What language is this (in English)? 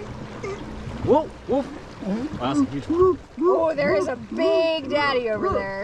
English